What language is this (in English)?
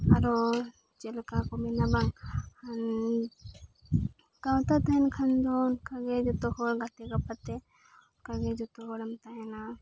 Santali